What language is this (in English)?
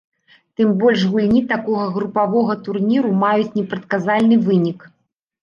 Belarusian